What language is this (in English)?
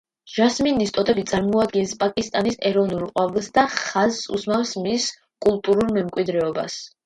Georgian